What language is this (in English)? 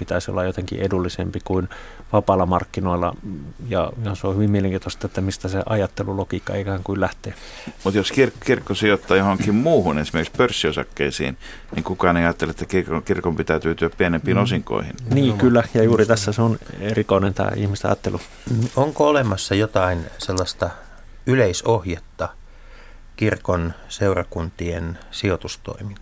Finnish